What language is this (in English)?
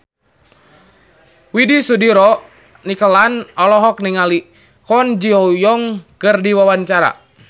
Sundanese